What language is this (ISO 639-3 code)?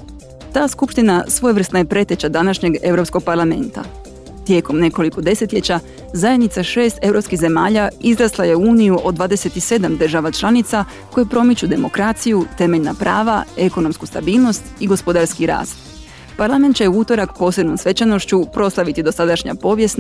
hrv